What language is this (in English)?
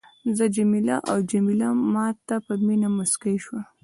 Pashto